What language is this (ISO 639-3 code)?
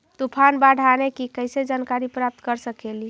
mag